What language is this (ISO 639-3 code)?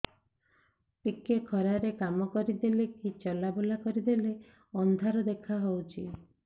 ori